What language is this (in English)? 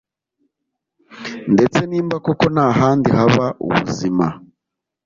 Kinyarwanda